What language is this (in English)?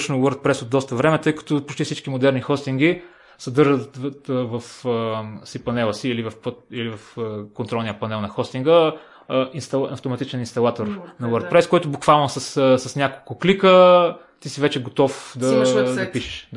Bulgarian